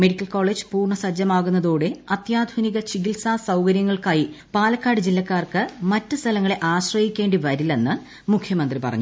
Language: Malayalam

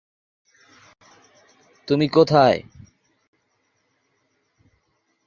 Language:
Bangla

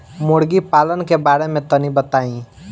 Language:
Bhojpuri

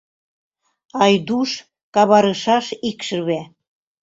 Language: Mari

